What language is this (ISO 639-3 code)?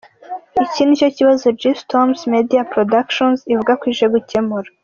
kin